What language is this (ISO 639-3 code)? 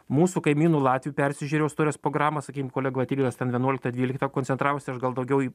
lit